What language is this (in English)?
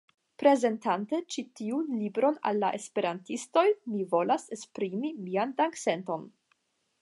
Esperanto